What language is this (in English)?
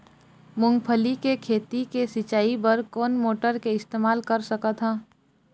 Chhattisgarhi